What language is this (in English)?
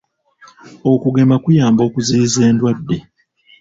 Ganda